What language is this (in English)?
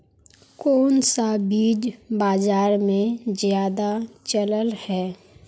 Magahi